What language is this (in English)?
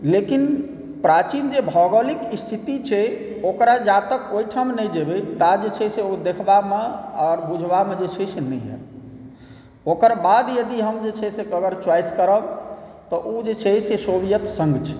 Maithili